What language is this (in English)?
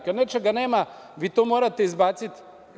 Serbian